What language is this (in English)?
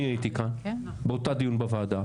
Hebrew